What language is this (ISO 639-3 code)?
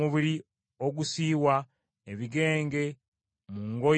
lug